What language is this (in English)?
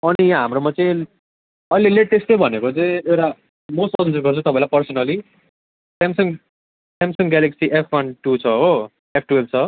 Nepali